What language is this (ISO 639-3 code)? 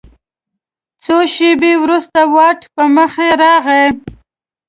pus